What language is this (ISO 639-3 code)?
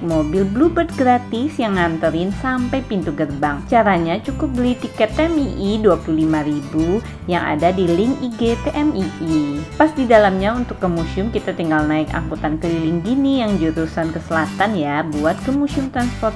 ind